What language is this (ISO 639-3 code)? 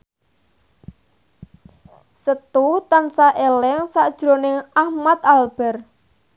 jav